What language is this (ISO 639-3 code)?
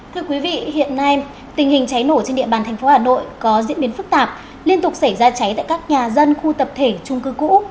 vie